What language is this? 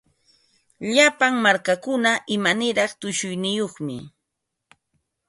Ambo-Pasco Quechua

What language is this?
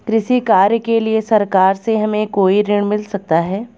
Hindi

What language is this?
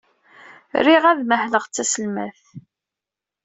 Kabyle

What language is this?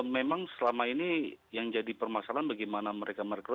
Indonesian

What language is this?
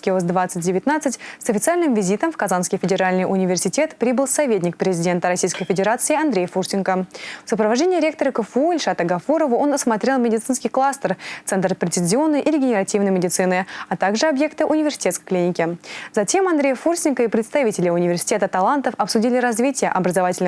Russian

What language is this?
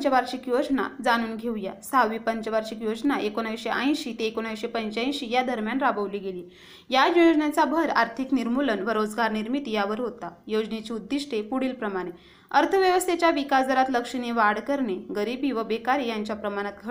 Marathi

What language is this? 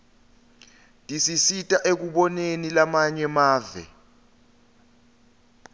Swati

